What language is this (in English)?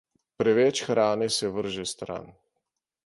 Slovenian